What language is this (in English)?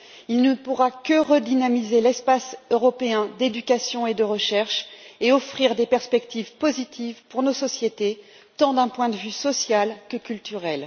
French